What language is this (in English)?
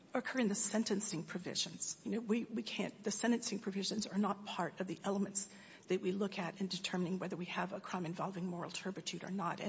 English